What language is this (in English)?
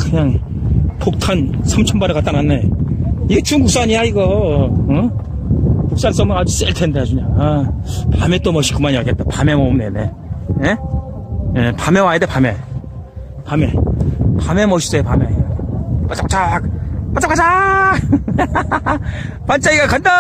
Korean